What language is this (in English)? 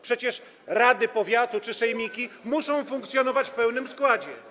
Polish